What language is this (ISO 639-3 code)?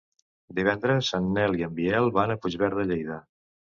cat